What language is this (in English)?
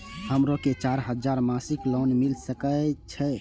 Maithili